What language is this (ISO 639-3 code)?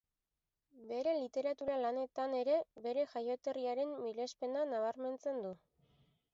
eus